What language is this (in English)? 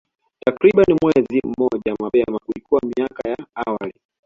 Swahili